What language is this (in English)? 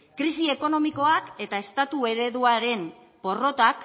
Basque